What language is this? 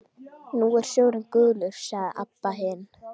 Icelandic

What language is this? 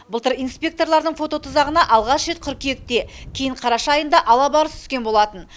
Kazakh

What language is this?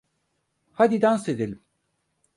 Turkish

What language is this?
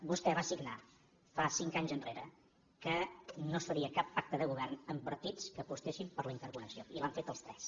Catalan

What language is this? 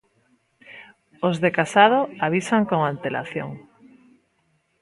Galician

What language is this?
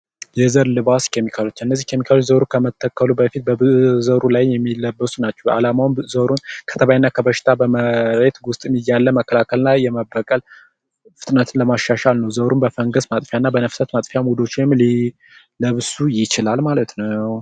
Amharic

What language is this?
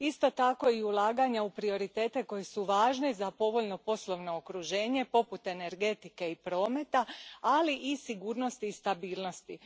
Croatian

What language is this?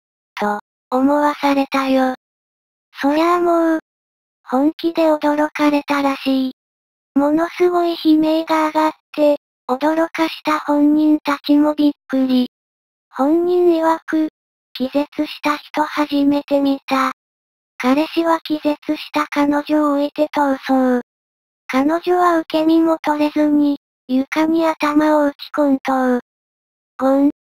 Japanese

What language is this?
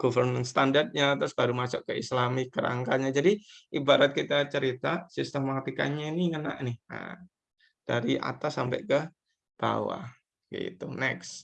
Indonesian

